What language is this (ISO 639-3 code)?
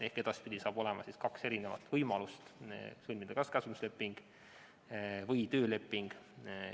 est